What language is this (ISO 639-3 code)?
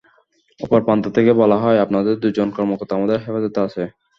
ben